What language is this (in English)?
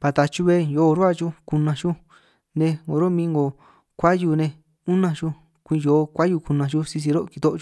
San Martín Itunyoso Triqui